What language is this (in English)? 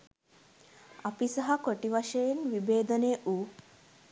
Sinhala